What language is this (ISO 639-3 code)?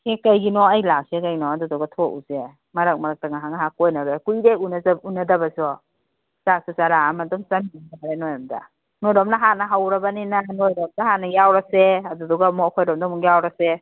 mni